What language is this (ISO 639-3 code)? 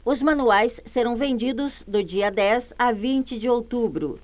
por